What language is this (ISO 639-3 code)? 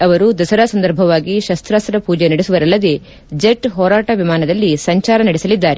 kan